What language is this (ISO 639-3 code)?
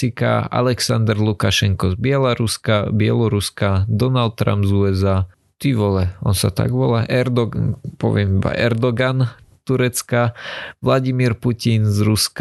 slk